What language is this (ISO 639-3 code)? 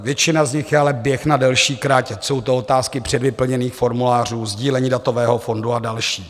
ces